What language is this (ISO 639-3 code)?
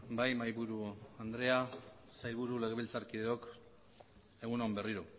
eus